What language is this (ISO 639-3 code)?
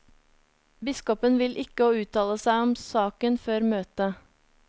nor